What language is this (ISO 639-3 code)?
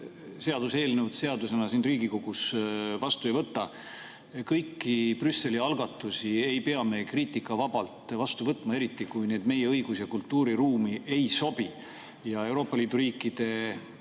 est